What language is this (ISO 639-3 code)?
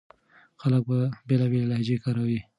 pus